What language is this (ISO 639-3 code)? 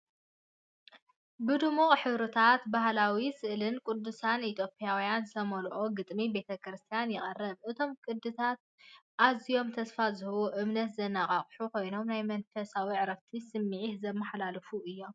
tir